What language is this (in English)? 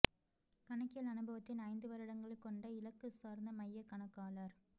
Tamil